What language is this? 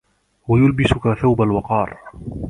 Arabic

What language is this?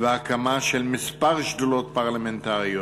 Hebrew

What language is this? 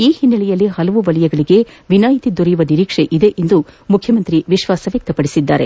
Kannada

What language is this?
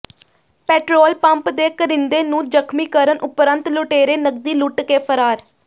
Punjabi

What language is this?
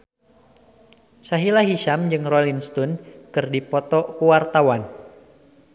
Sundanese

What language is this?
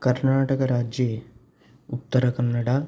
Sanskrit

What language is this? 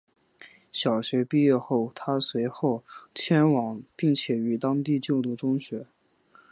Chinese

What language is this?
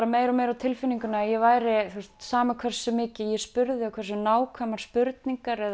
Icelandic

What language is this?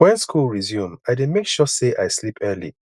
Nigerian Pidgin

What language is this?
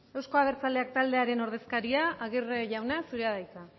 Basque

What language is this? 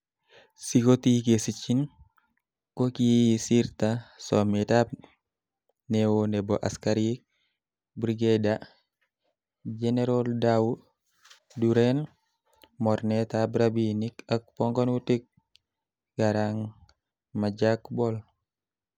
Kalenjin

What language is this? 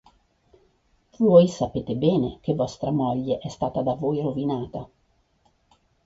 Italian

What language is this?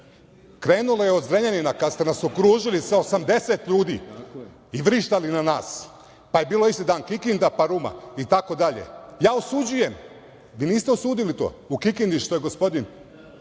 Serbian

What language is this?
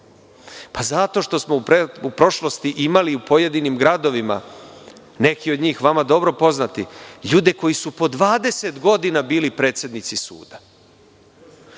Serbian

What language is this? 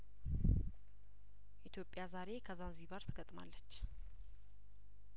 Amharic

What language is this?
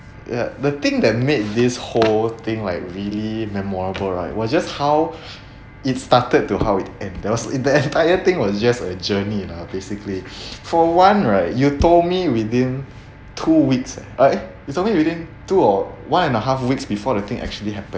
English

